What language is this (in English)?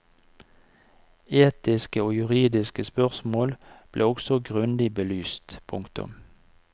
Norwegian